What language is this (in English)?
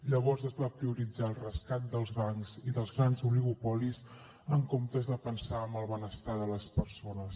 Catalan